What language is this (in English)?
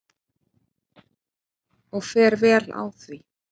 Icelandic